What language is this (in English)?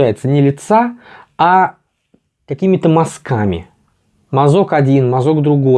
Russian